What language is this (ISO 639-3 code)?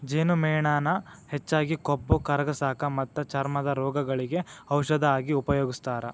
kan